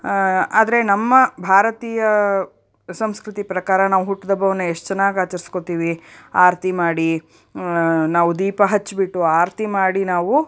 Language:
Kannada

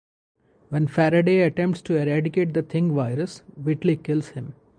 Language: English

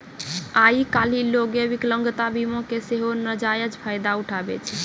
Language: Maithili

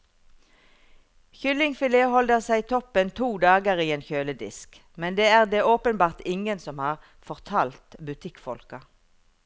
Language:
Norwegian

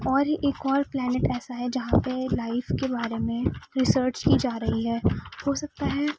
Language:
Urdu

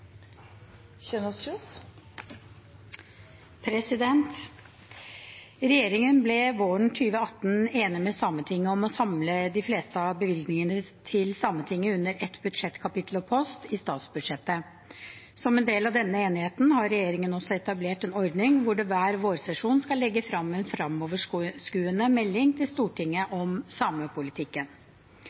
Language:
Norwegian Bokmål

